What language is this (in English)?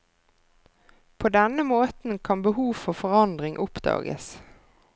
Norwegian